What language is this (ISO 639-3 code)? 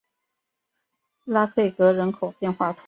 zho